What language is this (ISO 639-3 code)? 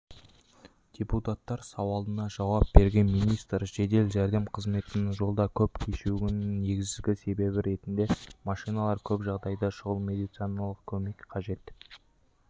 kaz